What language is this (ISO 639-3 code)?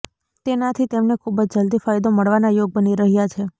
guj